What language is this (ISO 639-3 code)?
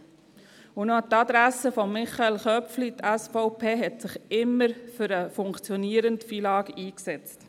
gsw